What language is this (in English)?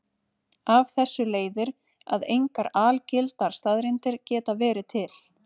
Icelandic